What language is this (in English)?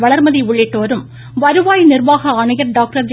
Tamil